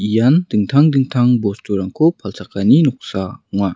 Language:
Garo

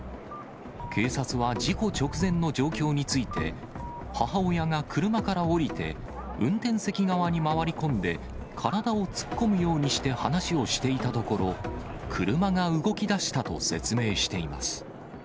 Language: Japanese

